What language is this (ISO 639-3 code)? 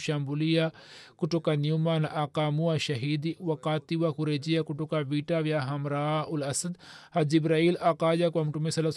swa